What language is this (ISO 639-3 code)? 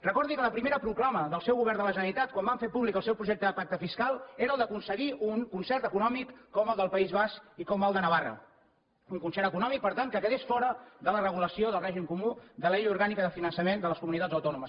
cat